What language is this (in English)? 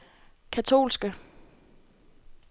Danish